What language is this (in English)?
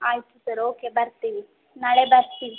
Kannada